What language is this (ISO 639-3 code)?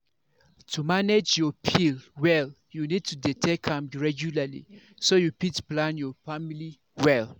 pcm